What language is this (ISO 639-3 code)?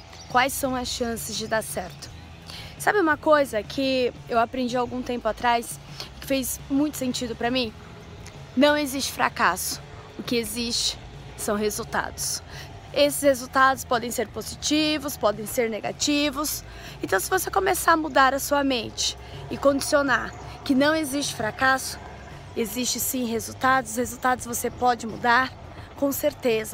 por